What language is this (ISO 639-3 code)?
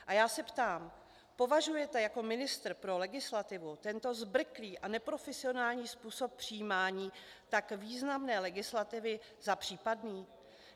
ces